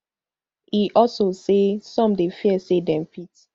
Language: Nigerian Pidgin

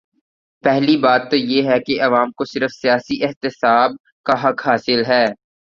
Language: Urdu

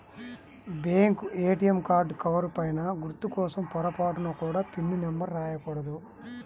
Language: Telugu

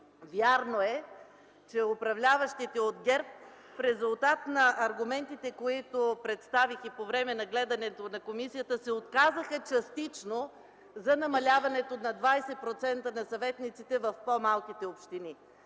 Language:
Bulgarian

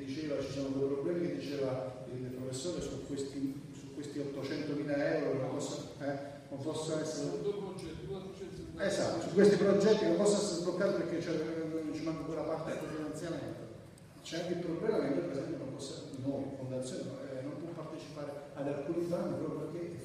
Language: Italian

